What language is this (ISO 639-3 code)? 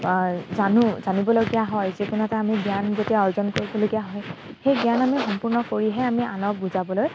asm